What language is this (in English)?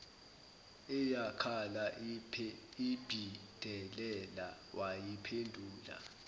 Zulu